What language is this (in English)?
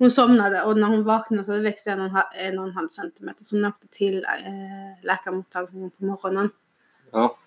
Swedish